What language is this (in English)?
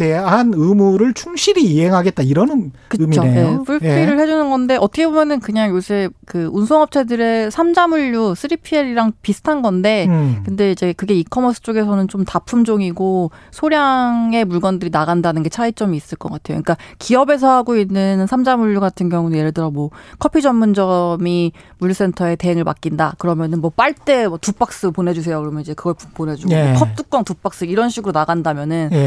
Korean